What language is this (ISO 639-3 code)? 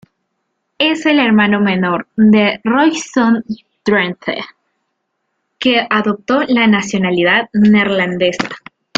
spa